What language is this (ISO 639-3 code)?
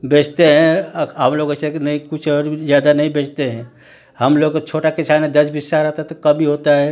hin